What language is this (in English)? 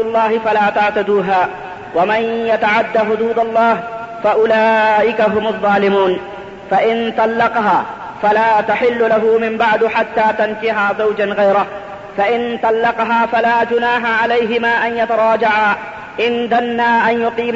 Urdu